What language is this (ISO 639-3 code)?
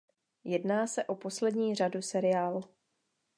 ces